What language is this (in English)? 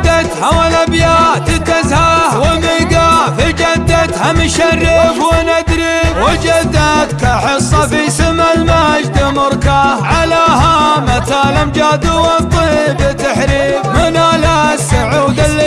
Arabic